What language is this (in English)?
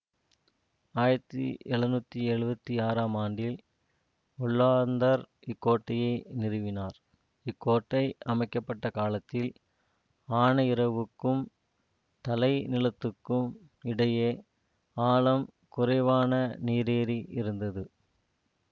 Tamil